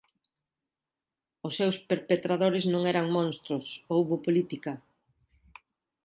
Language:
Galician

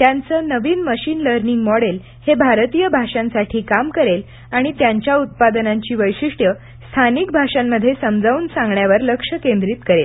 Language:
Marathi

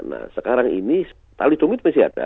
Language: Indonesian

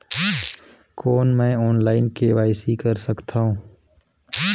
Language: Chhattisgarhi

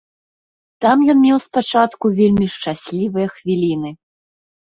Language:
Belarusian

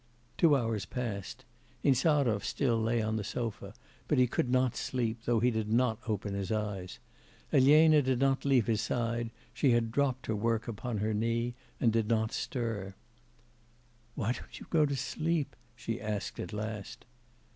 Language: English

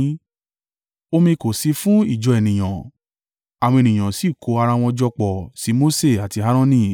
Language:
Yoruba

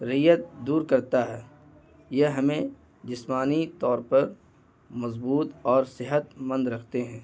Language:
Urdu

